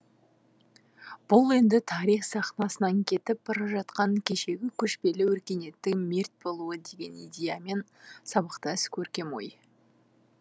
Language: Kazakh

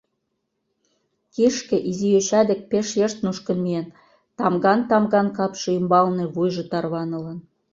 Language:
Mari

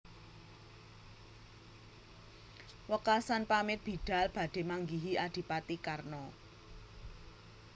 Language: Javanese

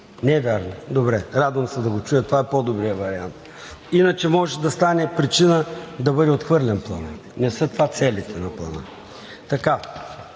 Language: Bulgarian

